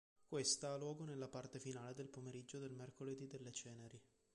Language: Italian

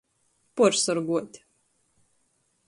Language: Latgalian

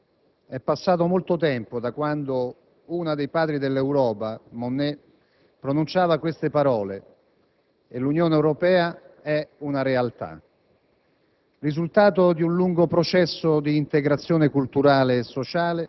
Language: Italian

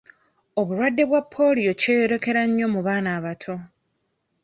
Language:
Ganda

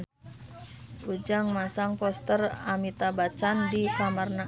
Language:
Sundanese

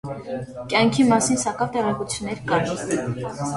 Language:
Armenian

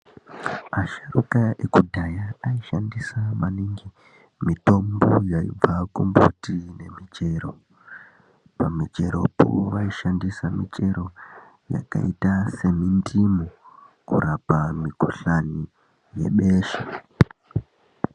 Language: Ndau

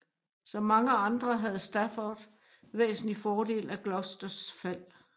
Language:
Danish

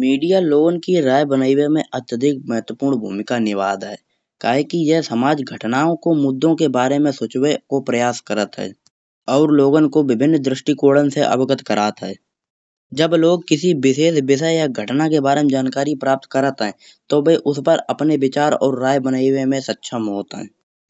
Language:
Kanauji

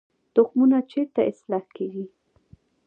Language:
Pashto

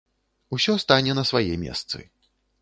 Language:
Belarusian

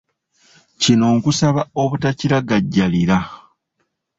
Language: Ganda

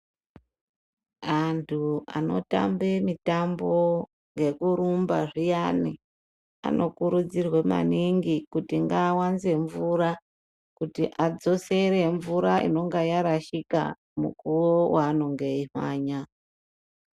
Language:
Ndau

